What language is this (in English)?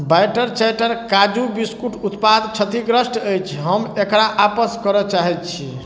Maithili